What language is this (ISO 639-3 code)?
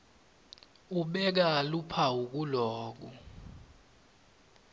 ssw